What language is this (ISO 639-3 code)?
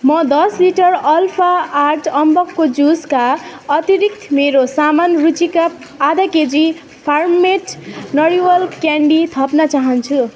nep